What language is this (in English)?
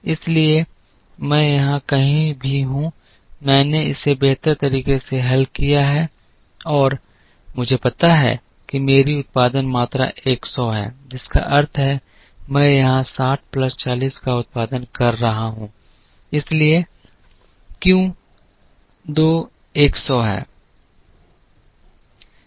Hindi